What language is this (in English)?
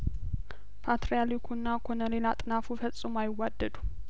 Amharic